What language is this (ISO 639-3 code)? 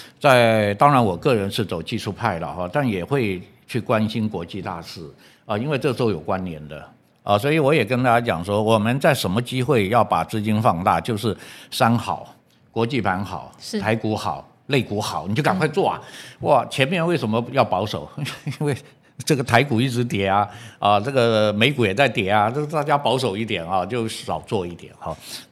zho